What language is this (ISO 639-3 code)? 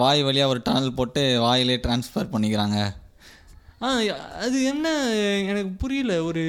tam